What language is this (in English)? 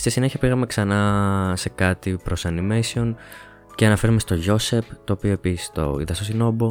Greek